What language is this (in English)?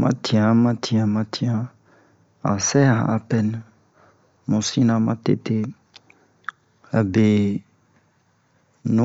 Bomu